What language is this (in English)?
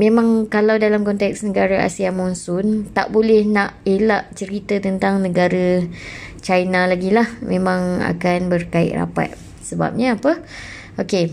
Malay